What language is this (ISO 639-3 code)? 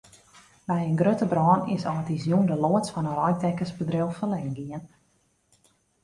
fry